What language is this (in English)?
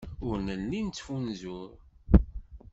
Kabyle